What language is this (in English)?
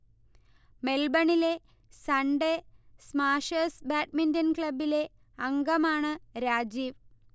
Malayalam